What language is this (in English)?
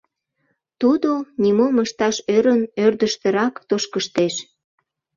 Mari